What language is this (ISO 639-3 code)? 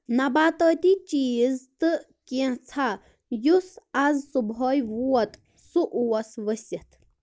kas